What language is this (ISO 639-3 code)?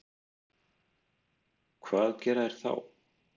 isl